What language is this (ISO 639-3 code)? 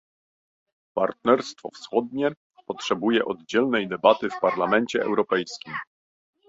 pol